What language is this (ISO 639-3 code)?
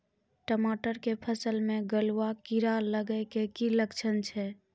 mai